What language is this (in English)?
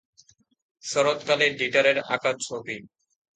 Bangla